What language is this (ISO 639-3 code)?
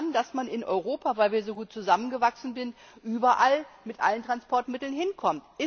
deu